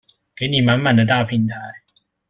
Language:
Chinese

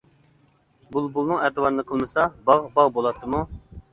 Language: Uyghur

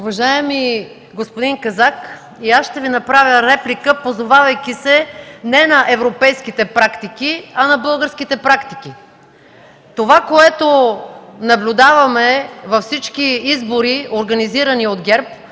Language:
Bulgarian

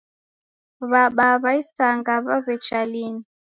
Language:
Taita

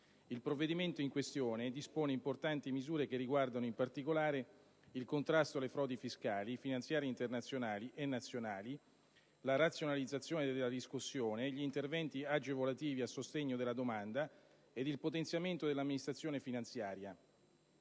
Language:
Italian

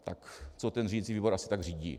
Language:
Czech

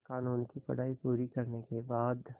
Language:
Hindi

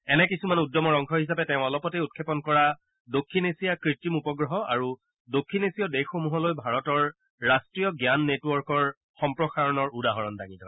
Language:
Assamese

